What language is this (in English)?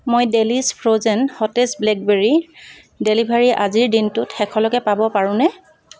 Assamese